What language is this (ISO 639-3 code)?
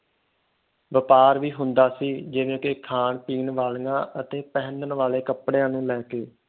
pan